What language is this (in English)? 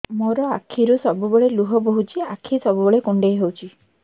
Odia